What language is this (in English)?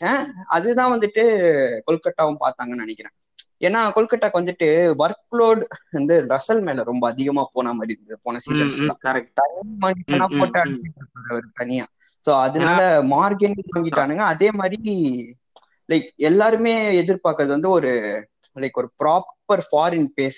Tamil